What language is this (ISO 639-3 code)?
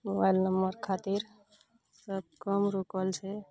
mai